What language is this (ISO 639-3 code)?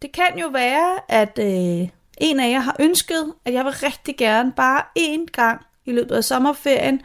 dan